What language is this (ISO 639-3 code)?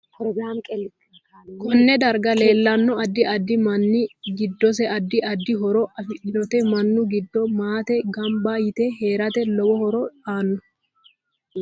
sid